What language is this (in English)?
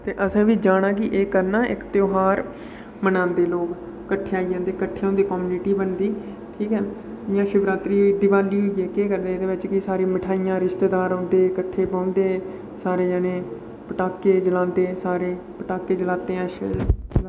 Dogri